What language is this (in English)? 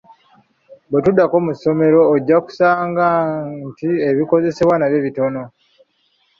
Ganda